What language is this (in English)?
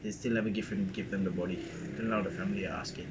English